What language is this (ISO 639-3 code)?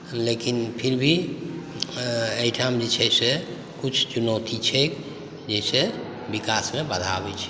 mai